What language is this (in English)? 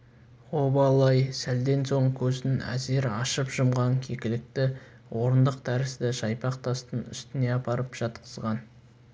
Kazakh